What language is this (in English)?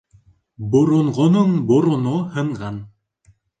Bashkir